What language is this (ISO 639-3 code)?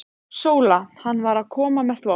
isl